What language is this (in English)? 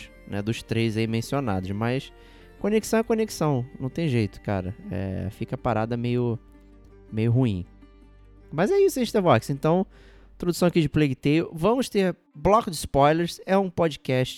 Portuguese